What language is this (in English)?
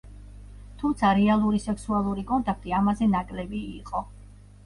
Georgian